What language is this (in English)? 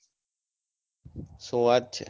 Gujarati